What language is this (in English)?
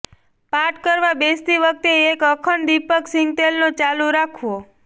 Gujarati